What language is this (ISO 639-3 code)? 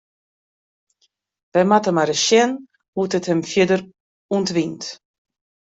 fry